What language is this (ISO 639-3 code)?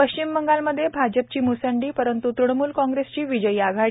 mar